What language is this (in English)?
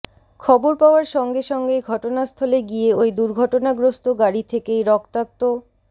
Bangla